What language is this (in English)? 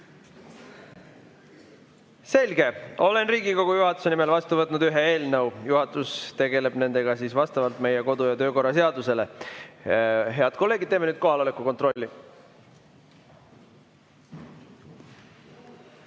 Estonian